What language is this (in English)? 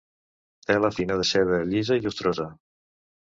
Catalan